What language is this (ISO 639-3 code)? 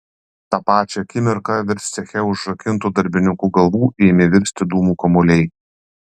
lit